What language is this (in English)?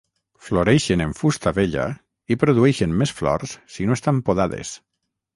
Catalan